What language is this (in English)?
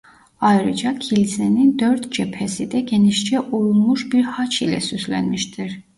Turkish